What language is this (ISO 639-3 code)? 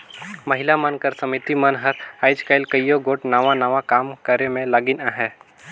hne